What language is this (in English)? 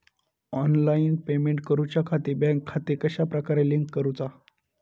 Marathi